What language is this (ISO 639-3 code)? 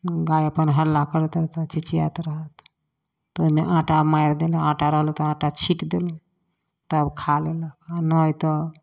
mai